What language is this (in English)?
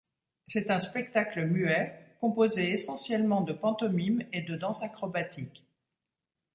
French